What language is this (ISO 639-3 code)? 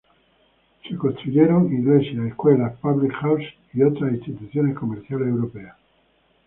spa